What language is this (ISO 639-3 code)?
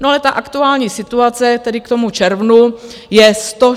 ces